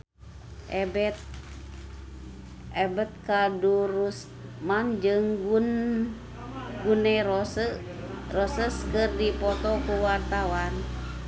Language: Sundanese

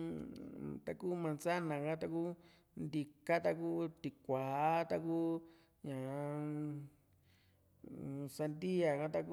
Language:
Juxtlahuaca Mixtec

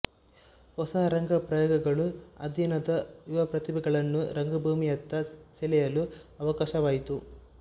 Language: Kannada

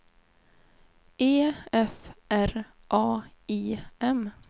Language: Swedish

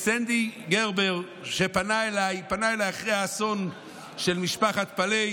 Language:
Hebrew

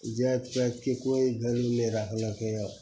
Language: Maithili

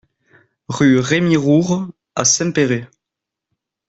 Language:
French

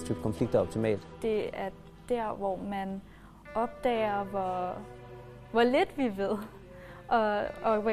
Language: Danish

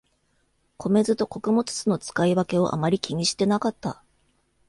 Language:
Japanese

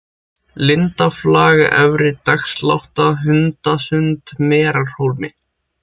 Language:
Icelandic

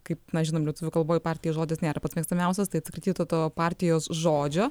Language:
Lithuanian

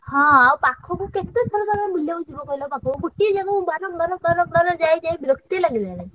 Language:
Odia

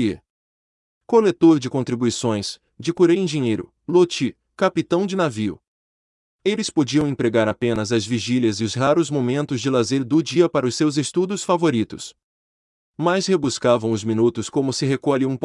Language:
Portuguese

